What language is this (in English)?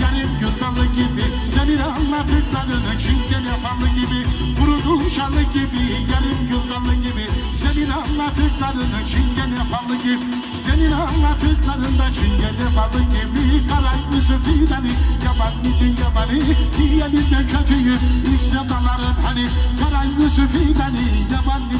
Turkish